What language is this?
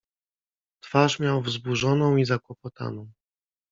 Polish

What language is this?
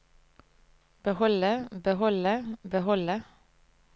Norwegian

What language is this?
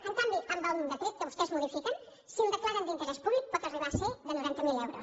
Catalan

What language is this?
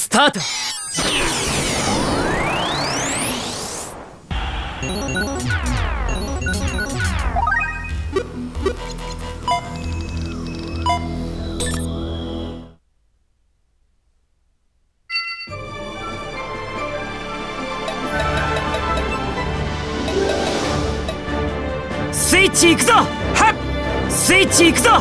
Japanese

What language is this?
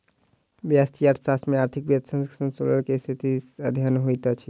Maithili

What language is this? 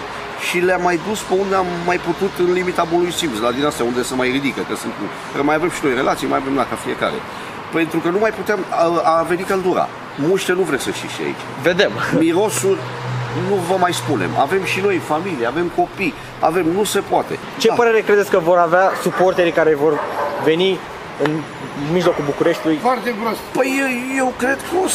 Romanian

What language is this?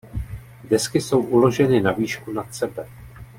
Czech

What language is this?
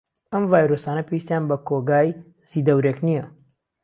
Central Kurdish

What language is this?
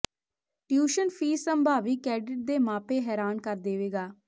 Punjabi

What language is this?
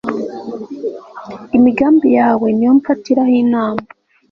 Kinyarwanda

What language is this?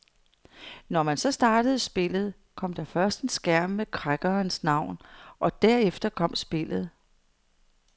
Danish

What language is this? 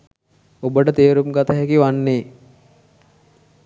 Sinhala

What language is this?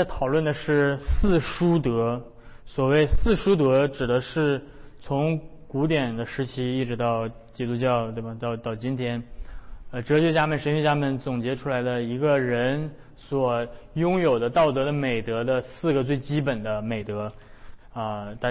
Chinese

